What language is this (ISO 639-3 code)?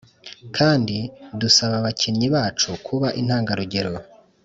kin